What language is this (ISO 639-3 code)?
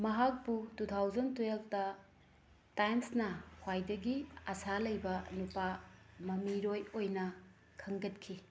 mni